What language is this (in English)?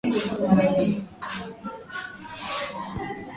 Swahili